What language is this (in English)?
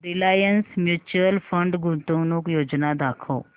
Marathi